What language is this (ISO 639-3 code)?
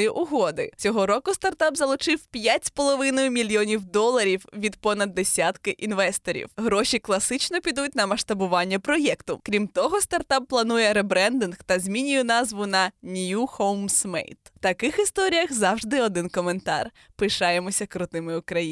ukr